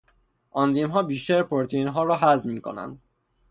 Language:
Persian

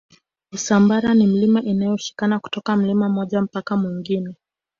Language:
Swahili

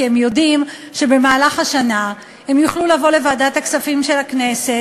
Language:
Hebrew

